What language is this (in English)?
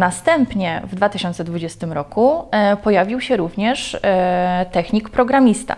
Polish